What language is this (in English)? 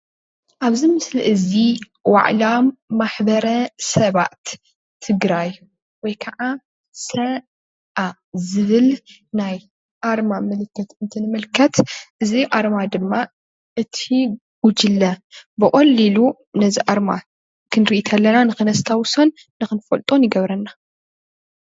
Tigrinya